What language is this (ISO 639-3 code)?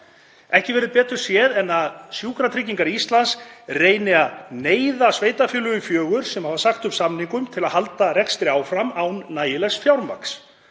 isl